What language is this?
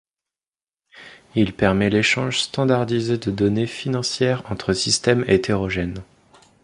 French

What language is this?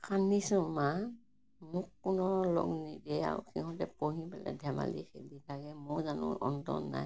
Assamese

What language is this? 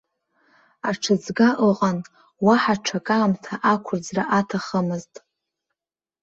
Abkhazian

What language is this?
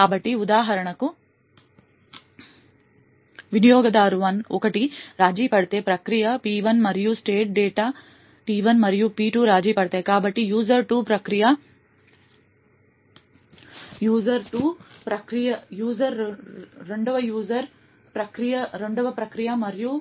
Telugu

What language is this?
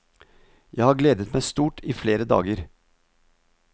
Norwegian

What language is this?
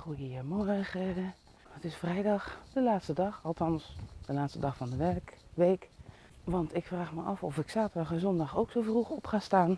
Dutch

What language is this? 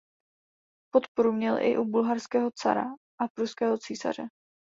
Czech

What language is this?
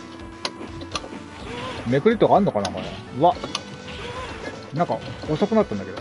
Japanese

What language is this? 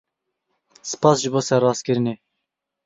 Kurdish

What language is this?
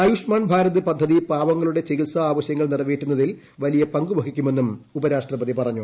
Malayalam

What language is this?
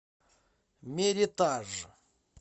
Russian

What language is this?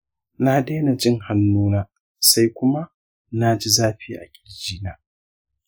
Hausa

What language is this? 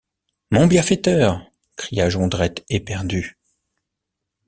French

